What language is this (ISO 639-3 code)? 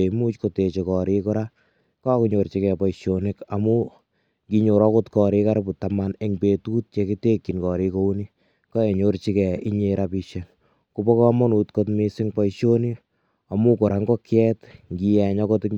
kln